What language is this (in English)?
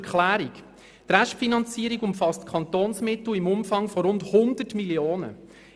Swiss German